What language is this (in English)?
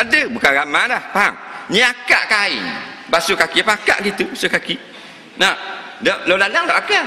Malay